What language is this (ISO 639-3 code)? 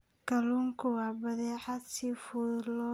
som